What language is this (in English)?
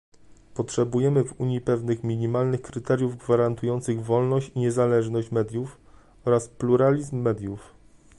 Polish